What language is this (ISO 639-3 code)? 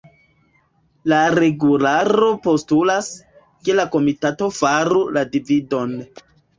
epo